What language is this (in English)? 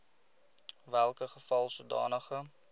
Afrikaans